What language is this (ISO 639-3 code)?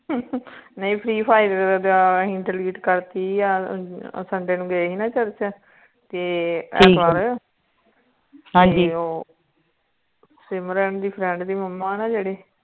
pan